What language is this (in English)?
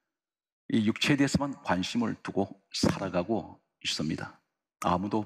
Korean